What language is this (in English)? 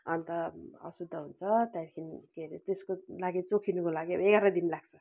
Nepali